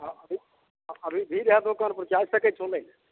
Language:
Maithili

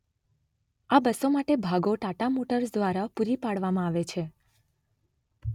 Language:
Gujarati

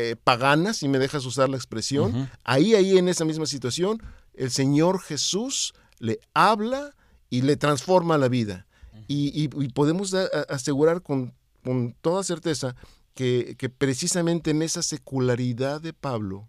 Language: Spanish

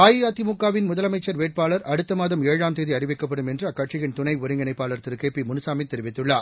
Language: Tamil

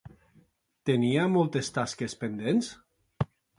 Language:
Catalan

